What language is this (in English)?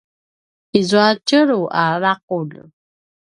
Paiwan